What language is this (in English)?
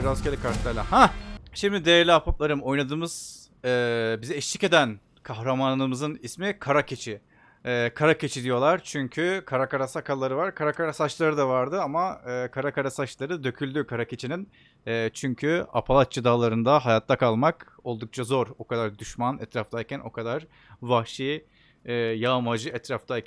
Turkish